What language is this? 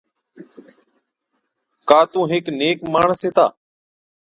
Od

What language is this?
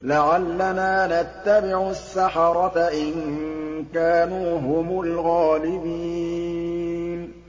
Arabic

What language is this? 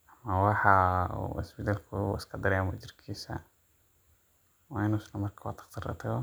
Somali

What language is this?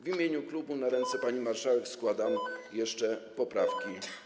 Polish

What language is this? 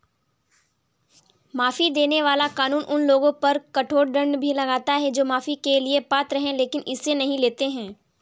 Hindi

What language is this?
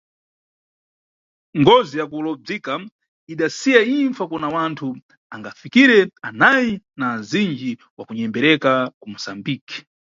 Nyungwe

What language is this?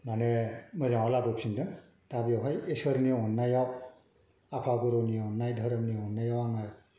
Bodo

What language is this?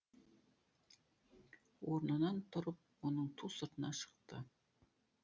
Kazakh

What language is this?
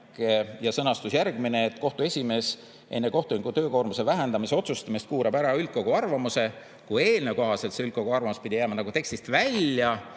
Estonian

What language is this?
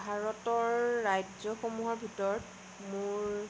Assamese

